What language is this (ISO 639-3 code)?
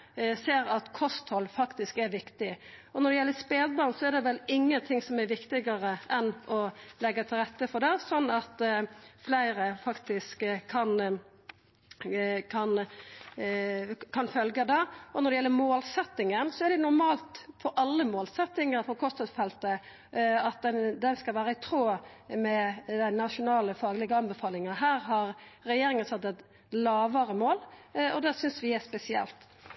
nno